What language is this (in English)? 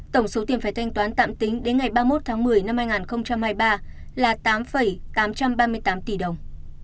Vietnamese